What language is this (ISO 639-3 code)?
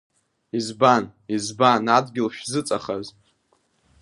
abk